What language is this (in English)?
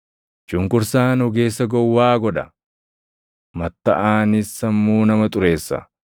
Oromo